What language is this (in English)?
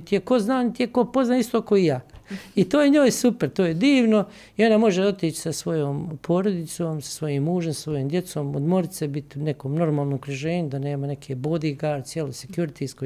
Croatian